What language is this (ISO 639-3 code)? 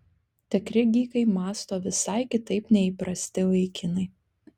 lit